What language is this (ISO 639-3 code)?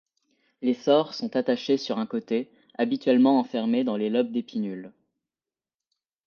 fra